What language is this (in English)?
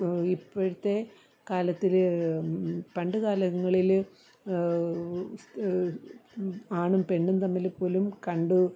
Malayalam